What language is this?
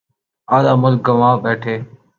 Urdu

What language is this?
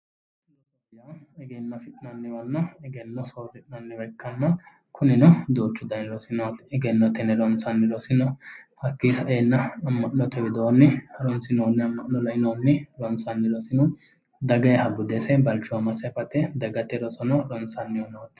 Sidamo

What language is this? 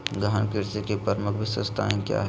Magahi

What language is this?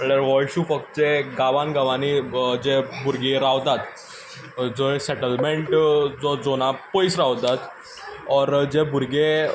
Konkani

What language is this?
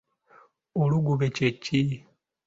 Ganda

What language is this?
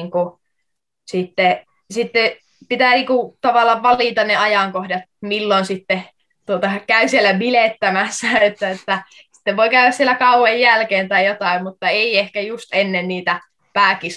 Finnish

